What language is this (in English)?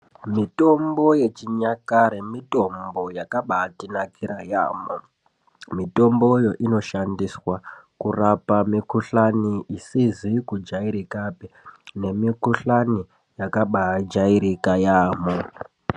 Ndau